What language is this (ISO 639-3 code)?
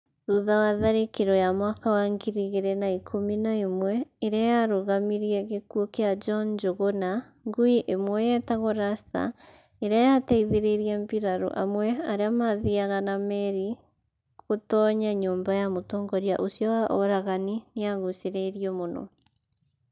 kik